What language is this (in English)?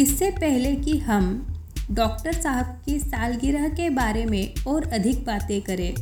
Hindi